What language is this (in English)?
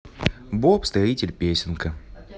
Russian